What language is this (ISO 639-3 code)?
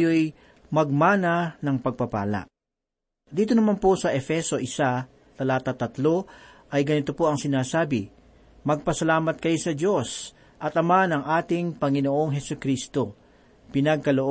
fil